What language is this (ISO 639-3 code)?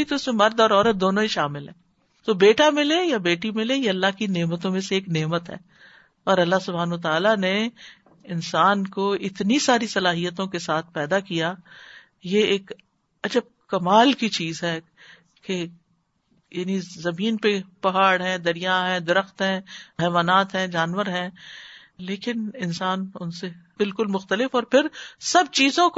urd